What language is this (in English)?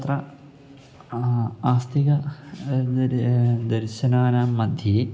Sanskrit